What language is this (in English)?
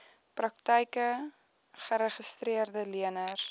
Afrikaans